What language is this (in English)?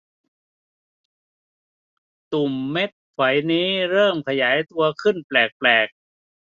Thai